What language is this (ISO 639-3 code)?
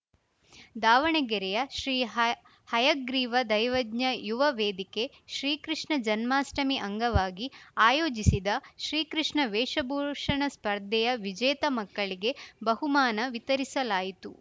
kan